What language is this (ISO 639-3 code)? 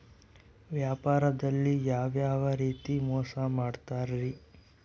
kan